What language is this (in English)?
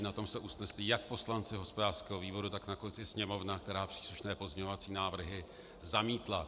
Czech